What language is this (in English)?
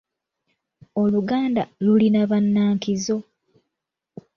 Ganda